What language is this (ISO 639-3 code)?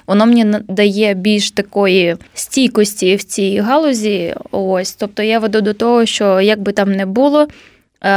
ukr